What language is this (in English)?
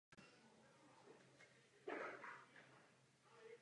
Czech